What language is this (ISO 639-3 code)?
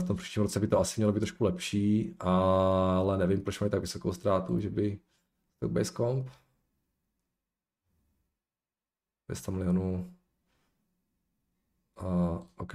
ces